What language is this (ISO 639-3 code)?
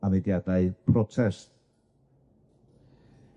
cym